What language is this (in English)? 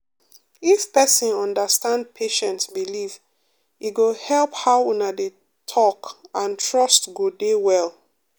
Nigerian Pidgin